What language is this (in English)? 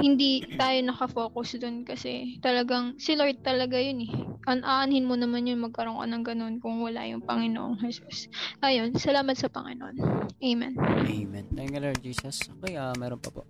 Filipino